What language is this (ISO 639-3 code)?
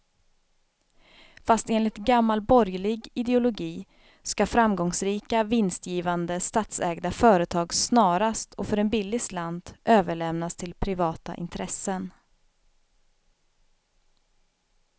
swe